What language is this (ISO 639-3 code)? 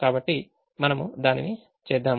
tel